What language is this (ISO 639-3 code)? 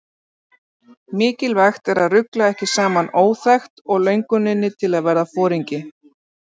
isl